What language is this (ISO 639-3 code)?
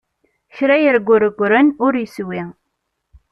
kab